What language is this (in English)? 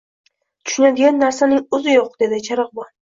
Uzbek